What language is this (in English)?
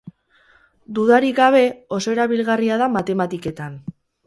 Basque